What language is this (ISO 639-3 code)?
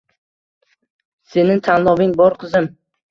uzb